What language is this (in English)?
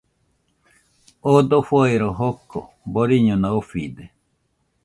Nüpode Huitoto